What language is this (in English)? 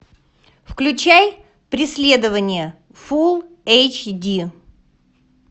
Russian